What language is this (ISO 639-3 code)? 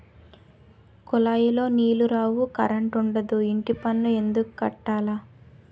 tel